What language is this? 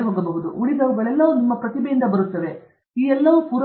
Kannada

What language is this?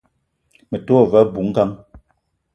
Eton (Cameroon)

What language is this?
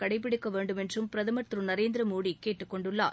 Tamil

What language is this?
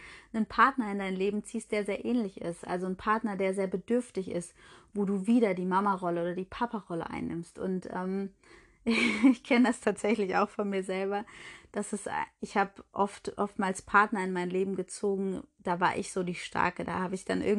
German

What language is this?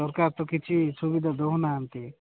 Odia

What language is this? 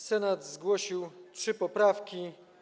Polish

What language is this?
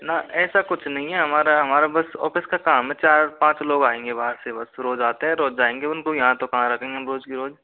Hindi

